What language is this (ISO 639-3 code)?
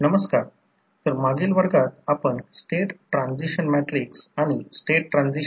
mar